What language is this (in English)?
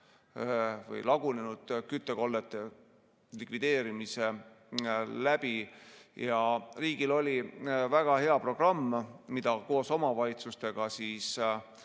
Estonian